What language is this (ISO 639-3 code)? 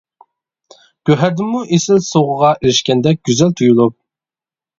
uig